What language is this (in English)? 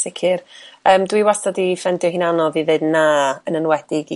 Welsh